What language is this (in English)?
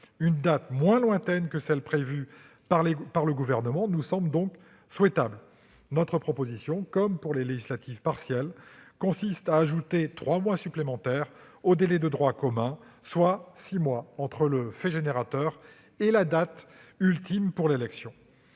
French